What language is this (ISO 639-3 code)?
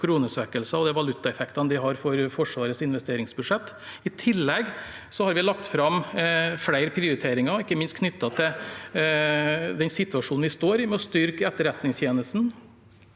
nor